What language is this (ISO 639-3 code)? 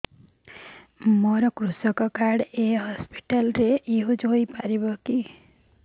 ori